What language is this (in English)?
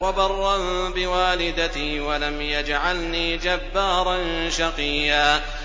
Arabic